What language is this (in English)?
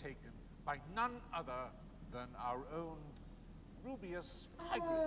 English